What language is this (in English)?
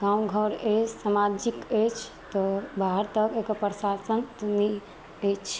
Maithili